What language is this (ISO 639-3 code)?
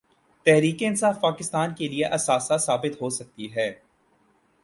urd